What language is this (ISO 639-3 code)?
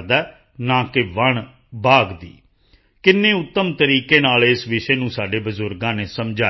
pan